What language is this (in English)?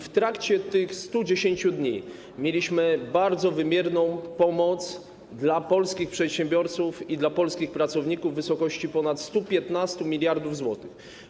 Polish